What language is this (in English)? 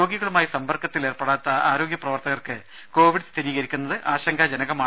Malayalam